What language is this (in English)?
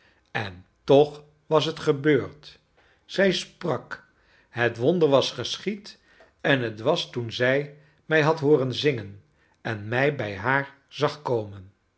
Dutch